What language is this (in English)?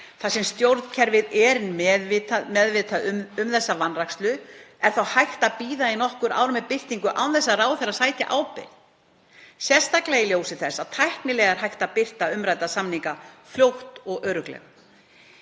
Icelandic